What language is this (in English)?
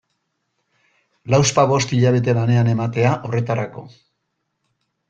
Basque